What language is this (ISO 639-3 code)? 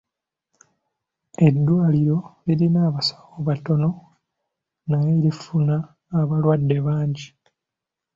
lug